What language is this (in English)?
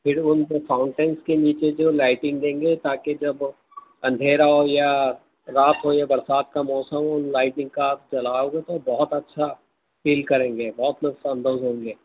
Urdu